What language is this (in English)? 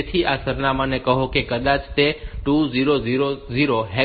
Gujarati